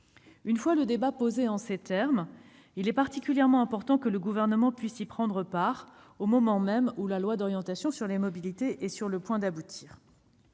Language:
French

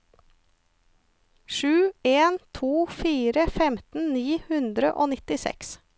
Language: Norwegian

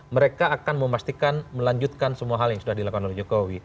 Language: Indonesian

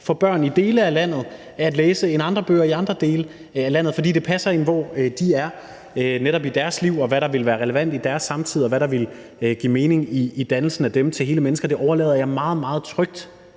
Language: Danish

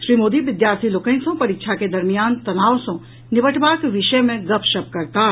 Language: Maithili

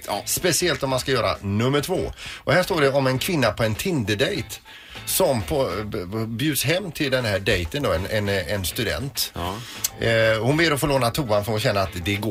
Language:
Swedish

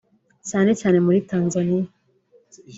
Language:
Kinyarwanda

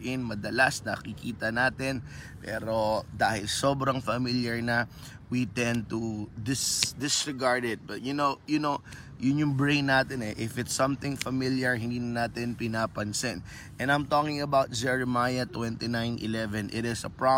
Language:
Filipino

